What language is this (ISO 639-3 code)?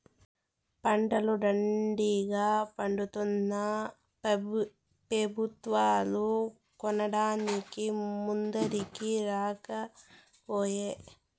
tel